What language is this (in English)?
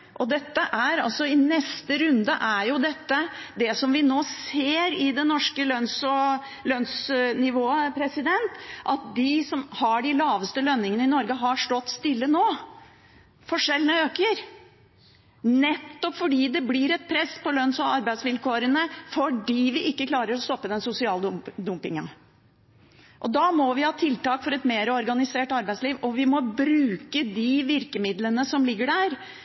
Norwegian Bokmål